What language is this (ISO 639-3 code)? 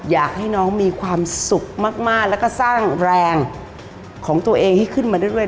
tha